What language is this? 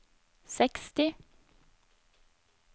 Norwegian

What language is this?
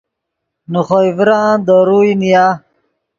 Yidgha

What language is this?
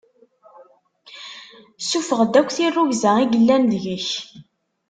Kabyle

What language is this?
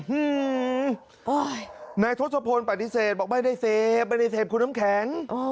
Thai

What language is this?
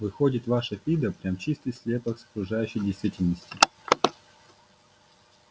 Russian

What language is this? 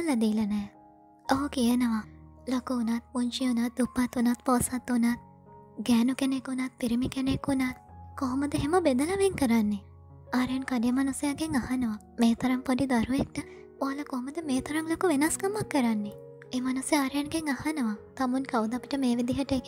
Thai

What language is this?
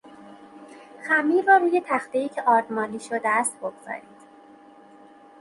Persian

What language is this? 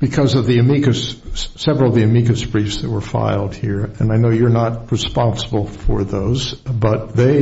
English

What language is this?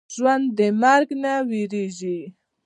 Pashto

